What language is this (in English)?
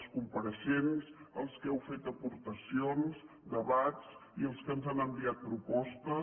Catalan